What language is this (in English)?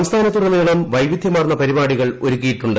Malayalam